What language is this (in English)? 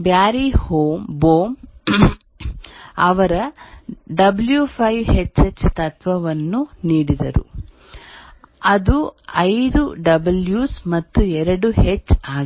Kannada